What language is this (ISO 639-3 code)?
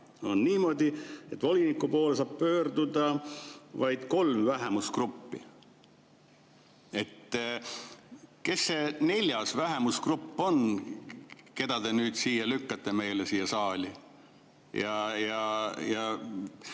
est